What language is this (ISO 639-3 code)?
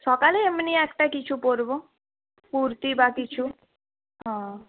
ben